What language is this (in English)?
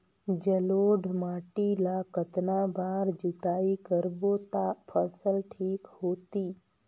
Chhattisgarhi